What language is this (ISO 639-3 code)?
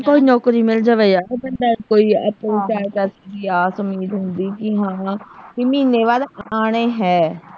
pan